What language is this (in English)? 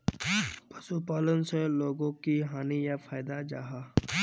Magahi